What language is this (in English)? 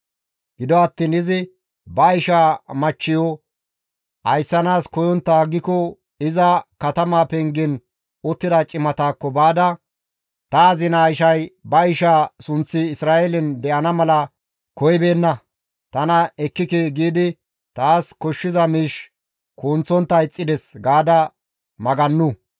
Gamo